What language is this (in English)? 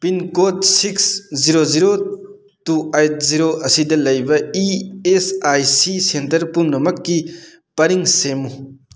Manipuri